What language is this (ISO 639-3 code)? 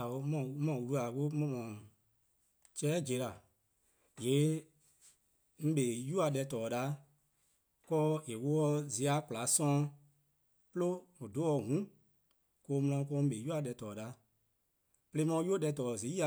kqo